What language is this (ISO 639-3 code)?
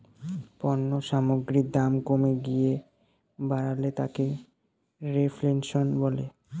ben